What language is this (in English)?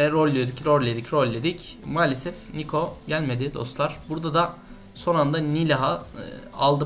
Turkish